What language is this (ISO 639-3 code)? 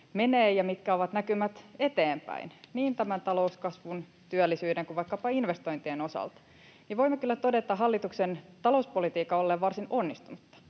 fin